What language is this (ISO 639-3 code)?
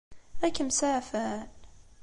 kab